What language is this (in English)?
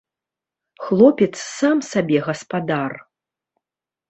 Belarusian